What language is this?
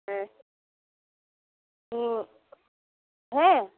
Santali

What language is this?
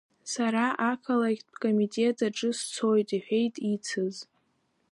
Abkhazian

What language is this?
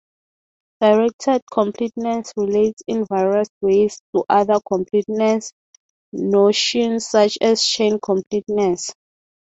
English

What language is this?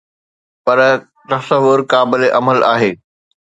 Sindhi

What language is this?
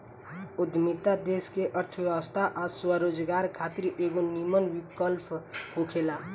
Bhojpuri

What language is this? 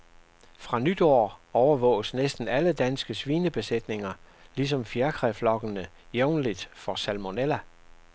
Danish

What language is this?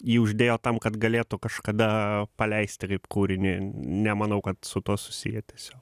Lithuanian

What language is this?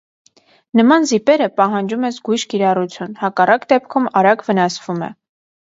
Armenian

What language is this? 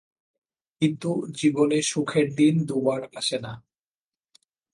Bangla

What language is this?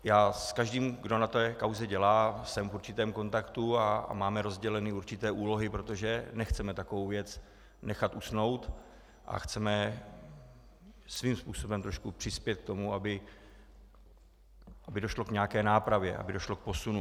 Czech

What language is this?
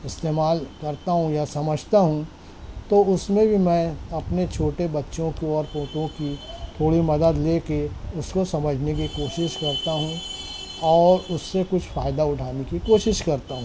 Urdu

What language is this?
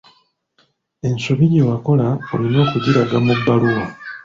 Ganda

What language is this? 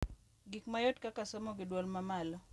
Luo (Kenya and Tanzania)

